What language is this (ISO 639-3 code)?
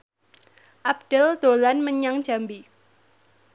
jav